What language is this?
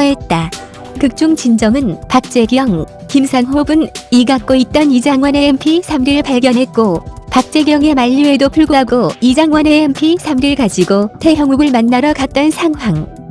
Korean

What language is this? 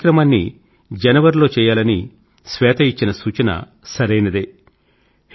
Telugu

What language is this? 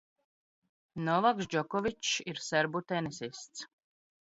Latvian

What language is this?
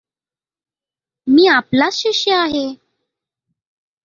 Marathi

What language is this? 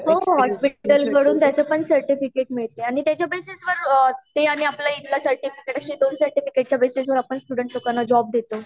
Marathi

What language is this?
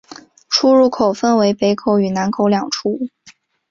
Chinese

